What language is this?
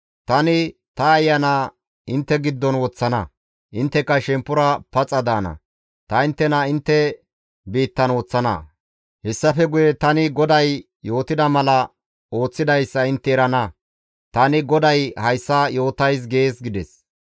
Gamo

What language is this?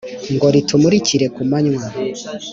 Kinyarwanda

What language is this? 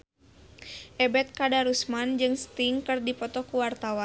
Sundanese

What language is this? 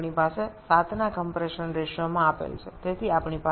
Bangla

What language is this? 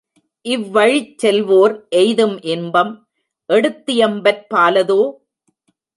Tamil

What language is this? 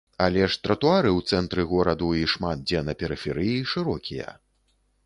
Belarusian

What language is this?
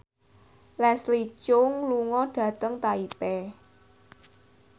Javanese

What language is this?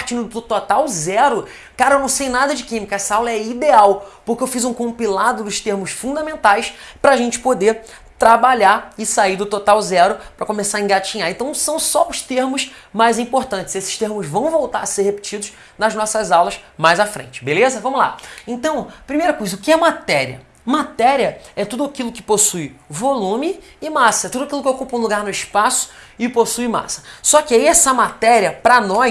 Portuguese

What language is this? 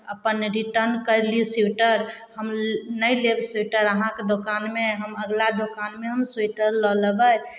Maithili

